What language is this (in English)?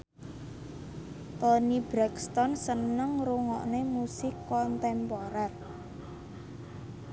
Javanese